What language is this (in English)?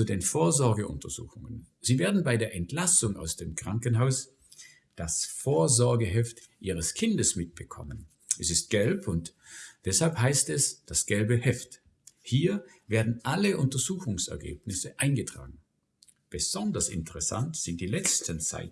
German